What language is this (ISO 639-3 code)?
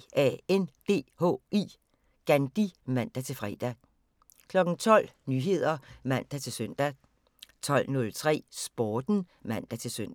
dan